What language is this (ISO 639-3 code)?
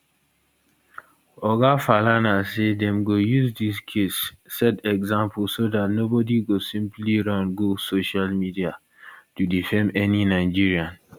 pcm